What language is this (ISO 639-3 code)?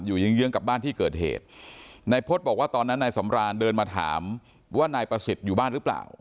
tha